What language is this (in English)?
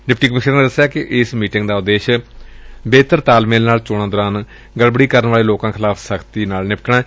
Punjabi